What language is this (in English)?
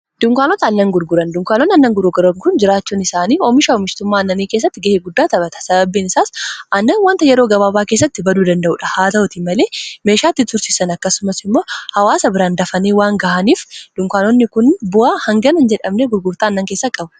Oromo